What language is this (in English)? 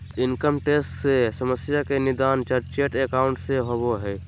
Magahi